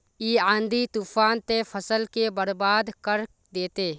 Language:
Magahi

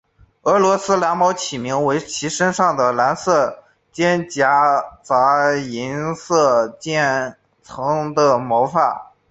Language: Chinese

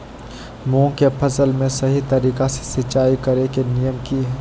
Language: Magahi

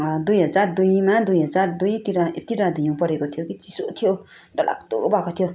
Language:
Nepali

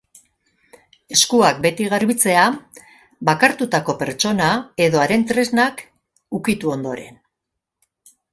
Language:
Basque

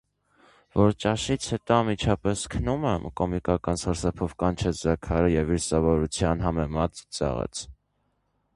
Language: Armenian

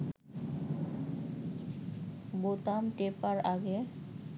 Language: Bangla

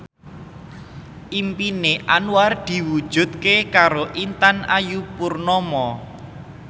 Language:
Javanese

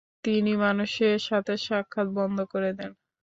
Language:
Bangla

